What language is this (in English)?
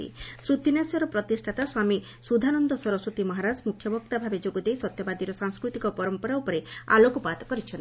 Odia